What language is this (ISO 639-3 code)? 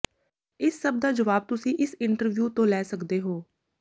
pan